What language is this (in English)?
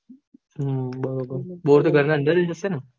Gujarati